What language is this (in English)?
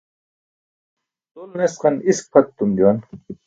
Burushaski